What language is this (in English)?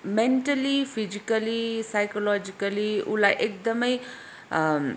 Nepali